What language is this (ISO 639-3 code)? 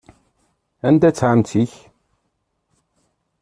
kab